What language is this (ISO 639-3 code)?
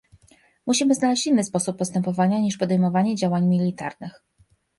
pol